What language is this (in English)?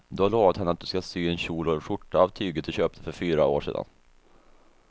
Swedish